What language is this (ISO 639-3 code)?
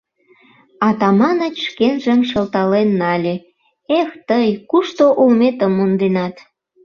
chm